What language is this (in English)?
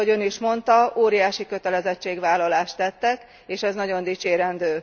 Hungarian